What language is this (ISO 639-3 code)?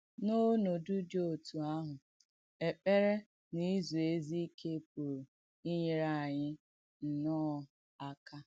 ibo